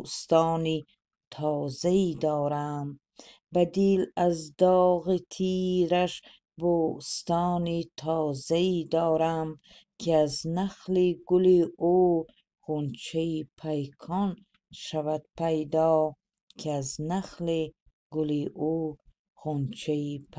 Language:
Persian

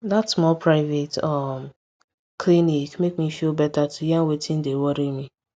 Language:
Nigerian Pidgin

